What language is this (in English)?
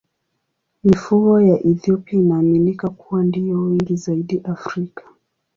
Swahili